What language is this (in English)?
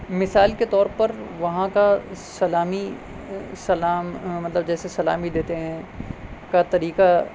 Urdu